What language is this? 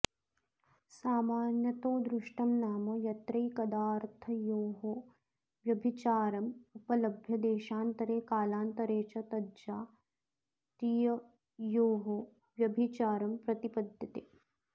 Sanskrit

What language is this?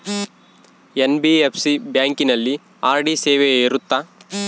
Kannada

